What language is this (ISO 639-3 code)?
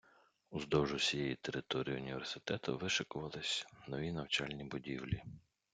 ukr